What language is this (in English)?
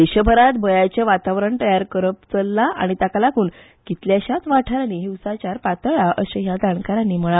Konkani